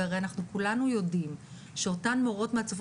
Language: Hebrew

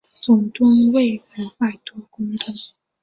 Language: Chinese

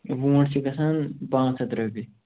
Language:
Kashmiri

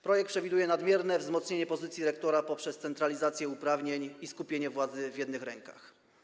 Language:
Polish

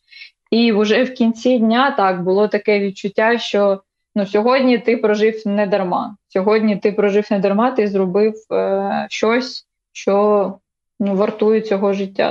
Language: Ukrainian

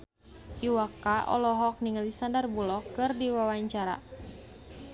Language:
Sundanese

